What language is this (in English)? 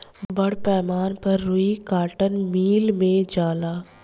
Bhojpuri